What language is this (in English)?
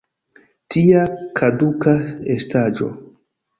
Esperanto